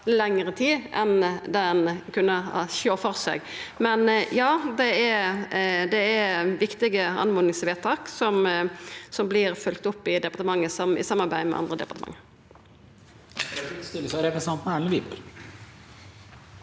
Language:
Norwegian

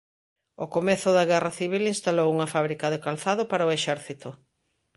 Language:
Galician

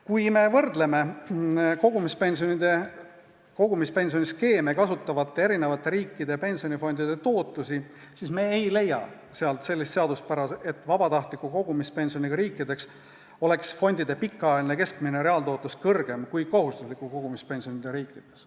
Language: Estonian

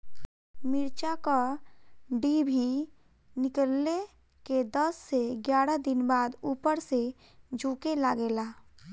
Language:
Bhojpuri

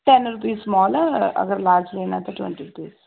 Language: Punjabi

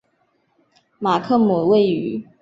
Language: Chinese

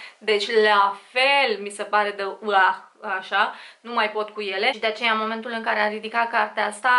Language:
Romanian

